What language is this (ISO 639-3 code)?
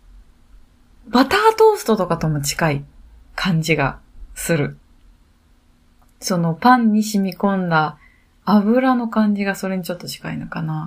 jpn